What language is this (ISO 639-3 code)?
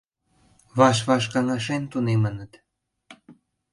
chm